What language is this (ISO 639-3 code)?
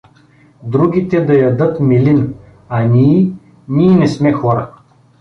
bul